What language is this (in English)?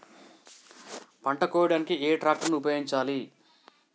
Telugu